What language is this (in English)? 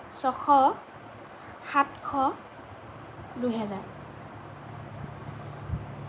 Assamese